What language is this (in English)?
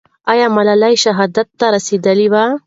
Pashto